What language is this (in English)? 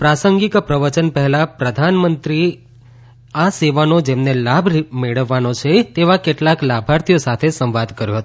Gujarati